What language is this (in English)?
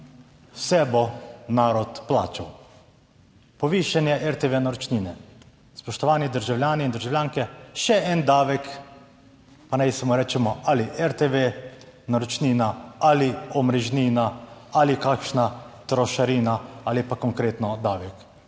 Slovenian